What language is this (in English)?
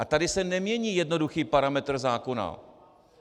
Czech